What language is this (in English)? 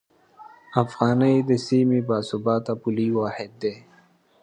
Pashto